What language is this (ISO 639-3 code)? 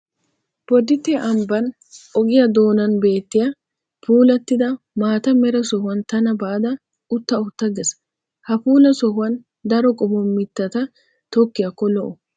wal